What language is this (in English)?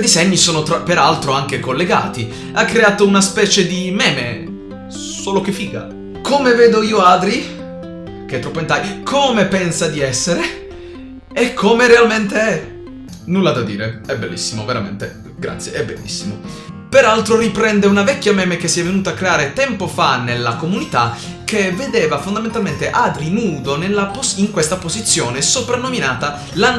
Italian